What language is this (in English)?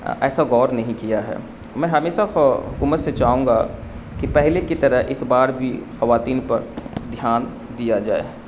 Urdu